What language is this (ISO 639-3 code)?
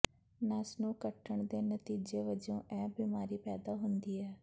pan